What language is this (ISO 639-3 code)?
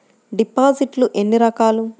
tel